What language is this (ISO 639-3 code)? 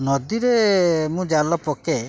ori